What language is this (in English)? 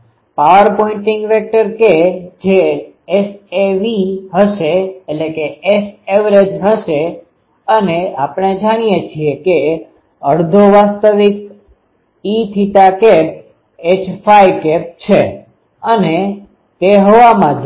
Gujarati